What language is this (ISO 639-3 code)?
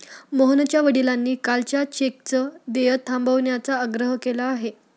mar